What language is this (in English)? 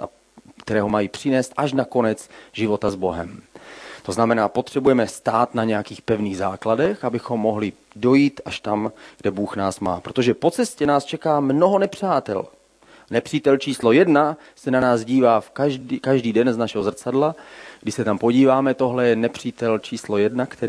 Czech